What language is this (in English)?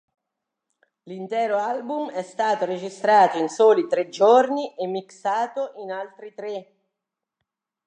Italian